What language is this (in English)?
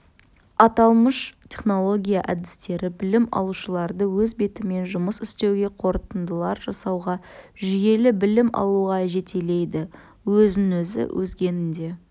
Kazakh